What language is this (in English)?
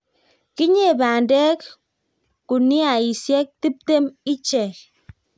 Kalenjin